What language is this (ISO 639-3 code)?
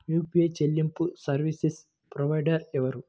tel